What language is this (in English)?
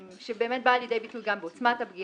Hebrew